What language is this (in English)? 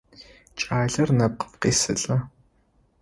Adyghe